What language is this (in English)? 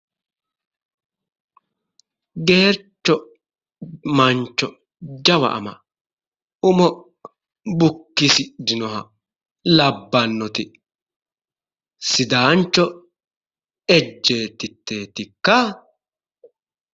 Sidamo